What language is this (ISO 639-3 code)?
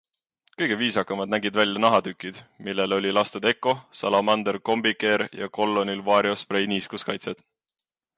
est